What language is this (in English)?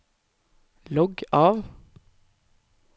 Norwegian